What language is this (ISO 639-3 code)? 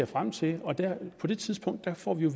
dan